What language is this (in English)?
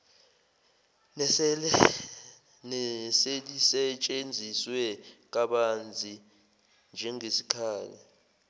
Zulu